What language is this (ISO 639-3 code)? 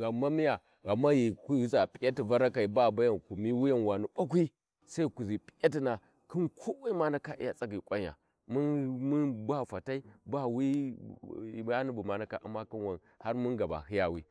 wji